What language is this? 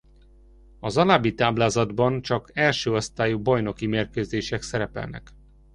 Hungarian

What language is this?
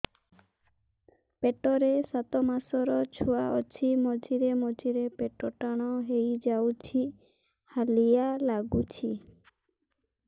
Odia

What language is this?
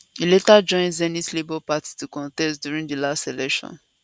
Nigerian Pidgin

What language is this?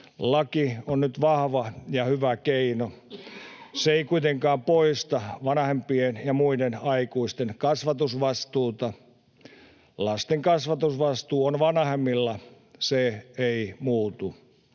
Finnish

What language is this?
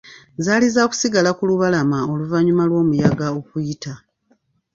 Ganda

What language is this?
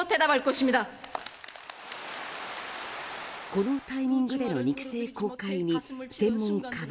Japanese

